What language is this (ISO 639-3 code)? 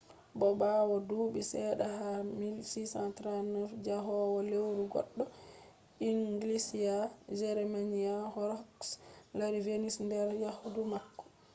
ful